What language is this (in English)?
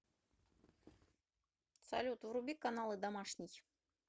Russian